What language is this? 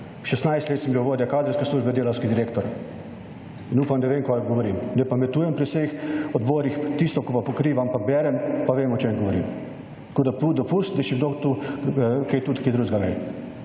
Slovenian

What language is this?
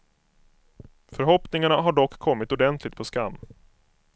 Swedish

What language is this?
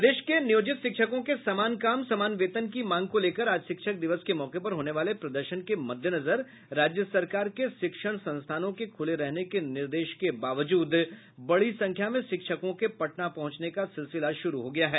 Hindi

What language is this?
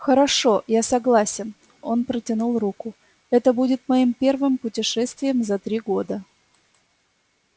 Russian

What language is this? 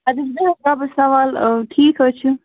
Kashmiri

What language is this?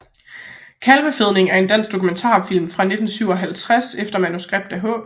Danish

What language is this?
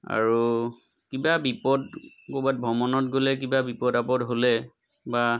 Assamese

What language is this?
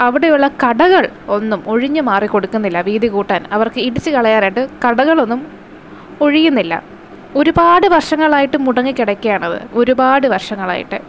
Malayalam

